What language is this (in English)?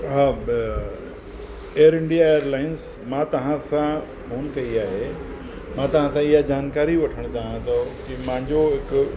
Sindhi